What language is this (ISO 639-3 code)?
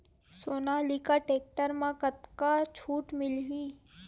hne